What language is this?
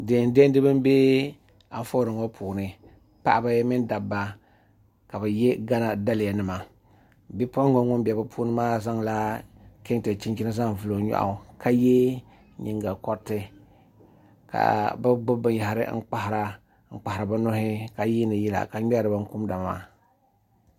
Dagbani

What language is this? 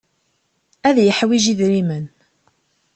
Kabyle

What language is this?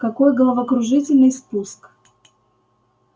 Russian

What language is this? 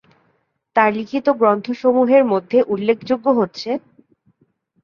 Bangla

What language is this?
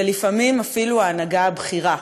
Hebrew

